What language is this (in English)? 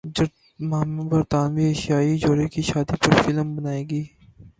Urdu